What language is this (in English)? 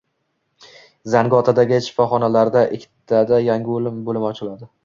Uzbek